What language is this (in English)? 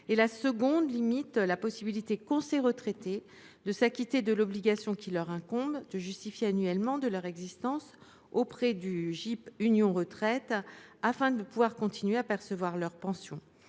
French